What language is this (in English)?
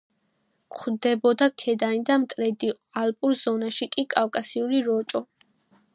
Georgian